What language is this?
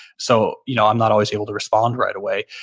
English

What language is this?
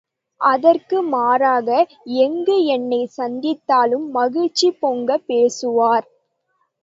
Tamil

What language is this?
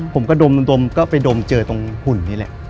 Thai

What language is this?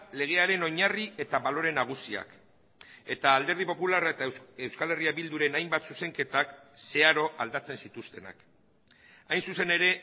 Basque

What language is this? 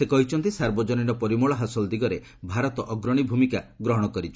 Odia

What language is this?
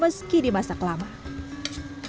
Indonesian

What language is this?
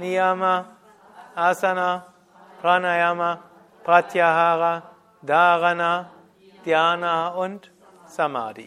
German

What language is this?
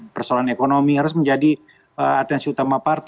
Indonesian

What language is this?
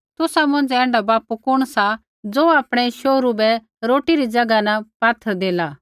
Kullu Pahari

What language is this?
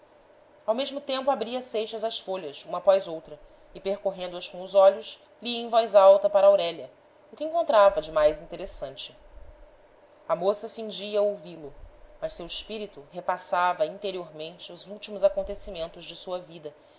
Portuguese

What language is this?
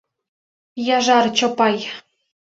Mari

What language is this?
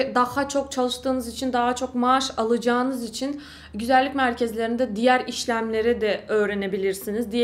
Turkish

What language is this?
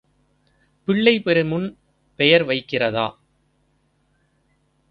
Tamil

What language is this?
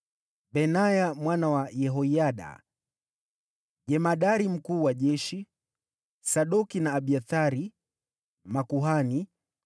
Swahili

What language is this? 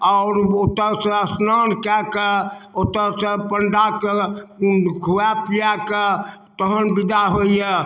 Maithili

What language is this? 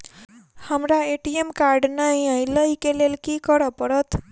Maithili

